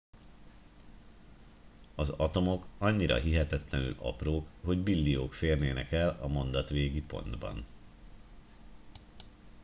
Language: Hungarian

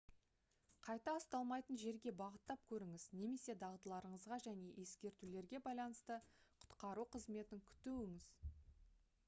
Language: Kazakh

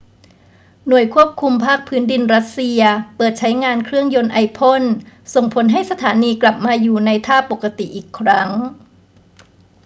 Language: Thai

